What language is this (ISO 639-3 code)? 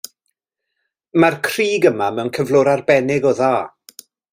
cym